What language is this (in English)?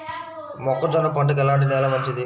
Telugu